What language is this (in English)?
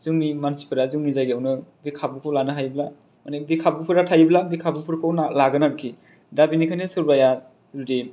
Bodo